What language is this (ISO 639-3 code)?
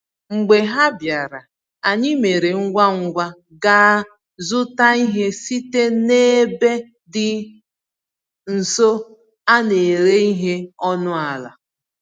ibo